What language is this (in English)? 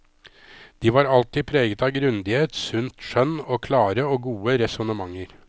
Norwegian